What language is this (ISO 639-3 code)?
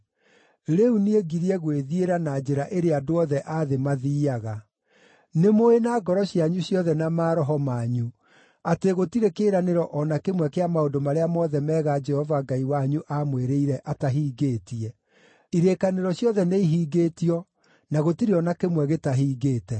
kik